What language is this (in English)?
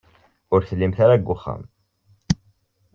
Kabyle